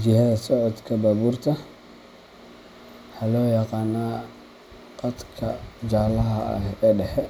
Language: Somali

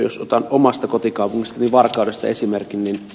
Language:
Finnish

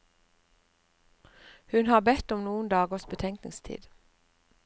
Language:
Norwegian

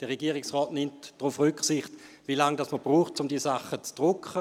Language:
Swiss German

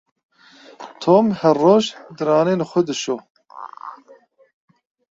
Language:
Kurdish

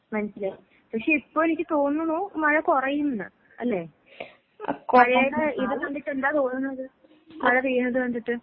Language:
Malayalam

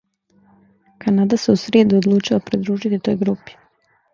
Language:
Serbian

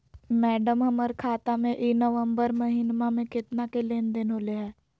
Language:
Magahi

